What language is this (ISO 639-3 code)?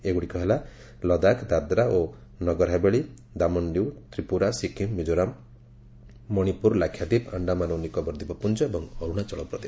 ori